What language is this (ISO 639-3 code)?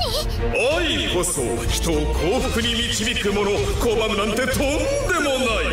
jpn